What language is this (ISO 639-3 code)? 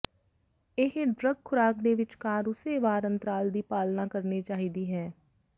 pan